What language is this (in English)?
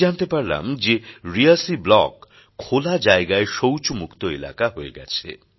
Bangla